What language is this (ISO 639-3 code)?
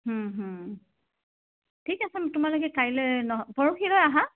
asm